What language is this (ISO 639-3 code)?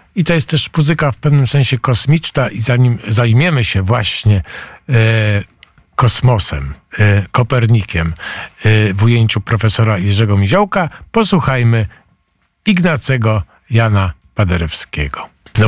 pol